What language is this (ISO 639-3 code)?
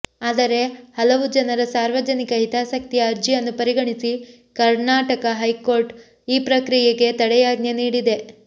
kan